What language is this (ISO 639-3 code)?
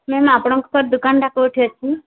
ori